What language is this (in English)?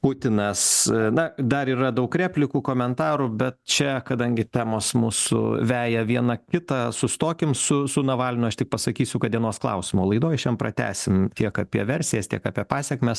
Lithuanian